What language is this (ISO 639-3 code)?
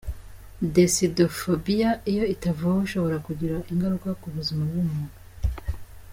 kin